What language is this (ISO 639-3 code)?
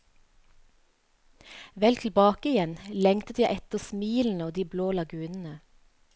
nor